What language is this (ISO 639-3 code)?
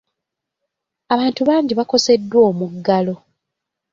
lug